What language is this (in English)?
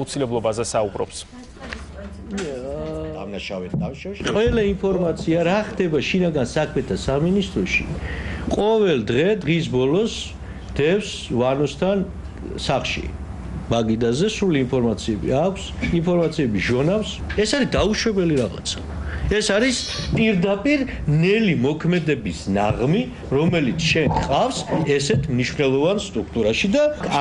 Romanian